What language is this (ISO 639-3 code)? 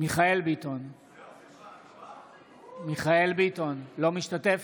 heb